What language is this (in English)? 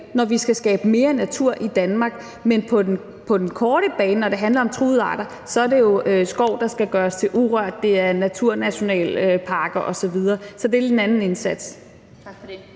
Danish